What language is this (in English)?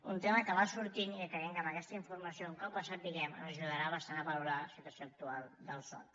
Catalan